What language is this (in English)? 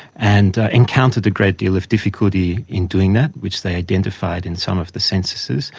English